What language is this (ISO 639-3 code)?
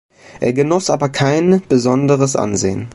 deu